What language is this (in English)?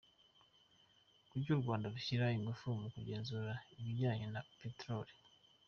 Kinyarwanda